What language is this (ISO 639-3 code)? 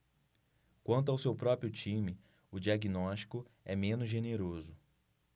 por